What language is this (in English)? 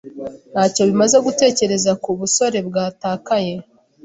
Kinyarwanda